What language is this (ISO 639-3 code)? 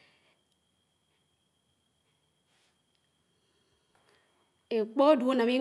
anw